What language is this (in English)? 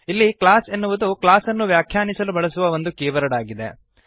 Kannada